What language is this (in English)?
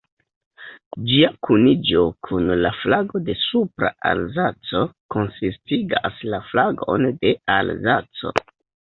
Esperanto